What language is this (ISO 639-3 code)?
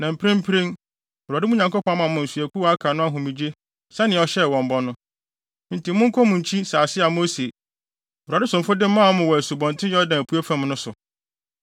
aka